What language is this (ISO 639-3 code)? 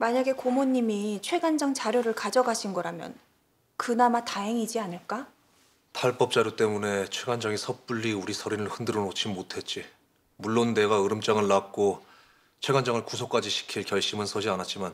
kor